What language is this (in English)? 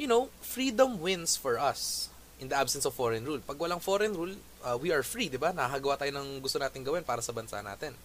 Filipino